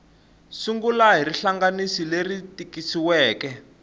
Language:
Tsonga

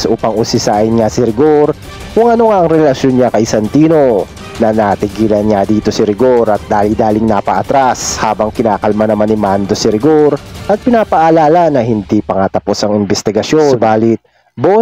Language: Filipino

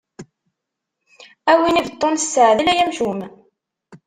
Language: Kabyle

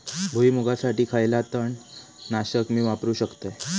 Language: Marathi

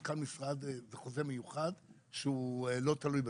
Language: Hebrew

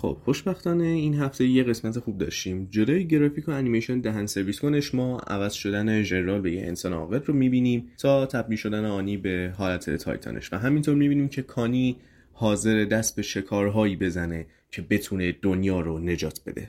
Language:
Persian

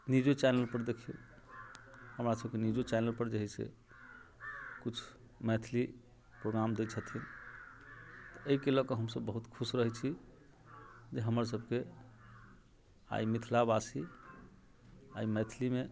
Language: Maithili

